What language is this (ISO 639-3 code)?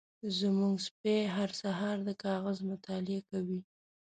pus